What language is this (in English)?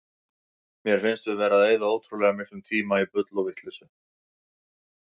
Icelandic